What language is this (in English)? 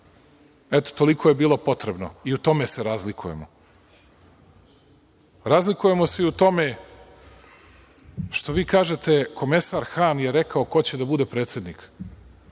Serbian